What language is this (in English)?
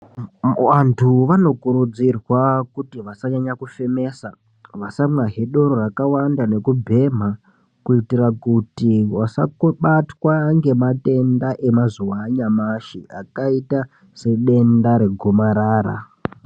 Ndau